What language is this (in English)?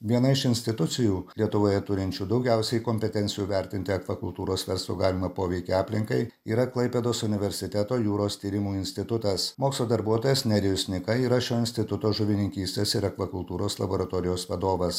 Lithuanian